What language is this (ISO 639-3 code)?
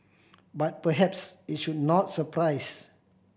eng